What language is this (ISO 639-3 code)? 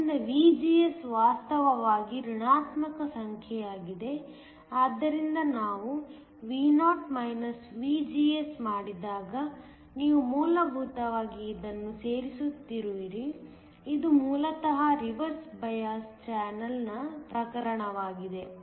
kan